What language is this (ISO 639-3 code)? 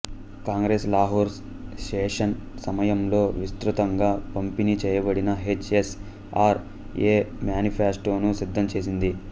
tel